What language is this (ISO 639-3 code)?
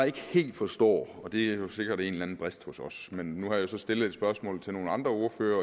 dan